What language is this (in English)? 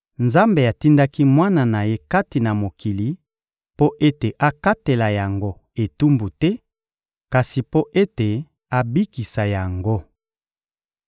Lingala